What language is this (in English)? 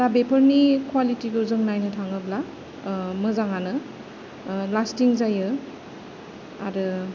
Bodo